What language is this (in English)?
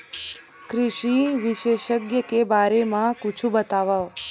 Chhattisgarhi